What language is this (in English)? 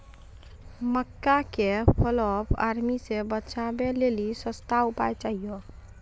Maithili